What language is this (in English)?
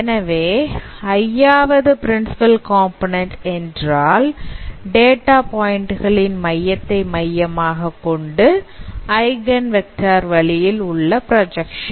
Tamil